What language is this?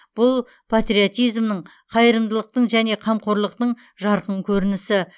Kazakh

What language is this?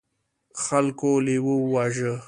Pashto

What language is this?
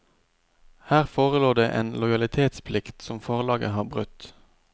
Norwegian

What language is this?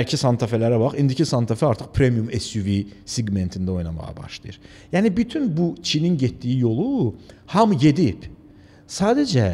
Turkish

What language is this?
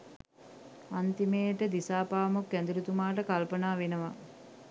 Sinhala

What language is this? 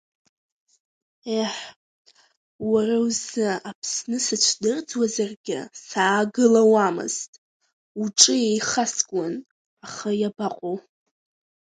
Abkhazian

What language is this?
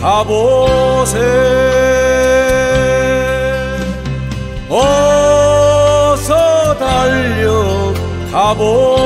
Korean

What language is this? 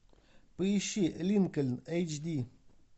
Russian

